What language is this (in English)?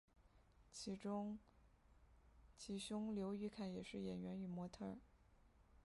Chinese